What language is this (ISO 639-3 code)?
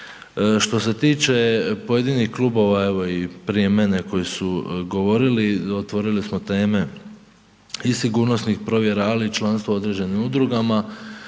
hrv